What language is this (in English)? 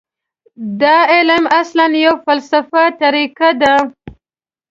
Pashto